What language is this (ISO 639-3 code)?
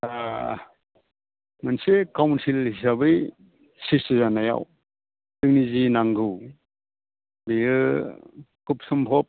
brx